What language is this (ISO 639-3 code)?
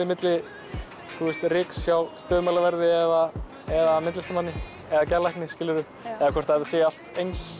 isl